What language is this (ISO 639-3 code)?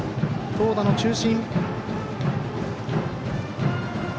jpn